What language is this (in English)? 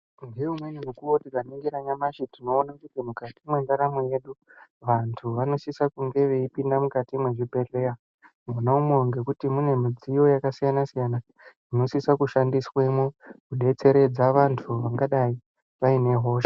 Ndau